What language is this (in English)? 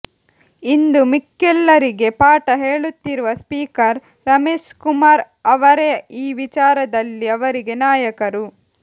Kannada